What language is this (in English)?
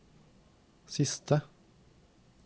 Norwegian